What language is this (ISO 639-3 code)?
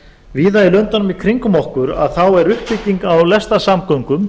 isl